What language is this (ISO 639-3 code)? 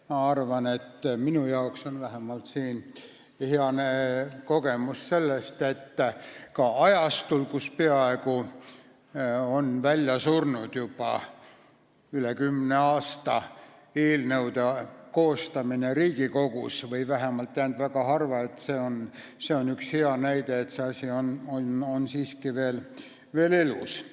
est